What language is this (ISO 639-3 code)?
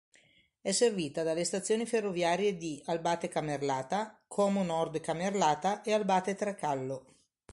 ita